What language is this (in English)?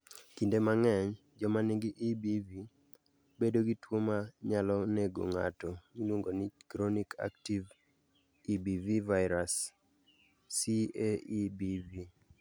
Luo (Kenya and Tanzania)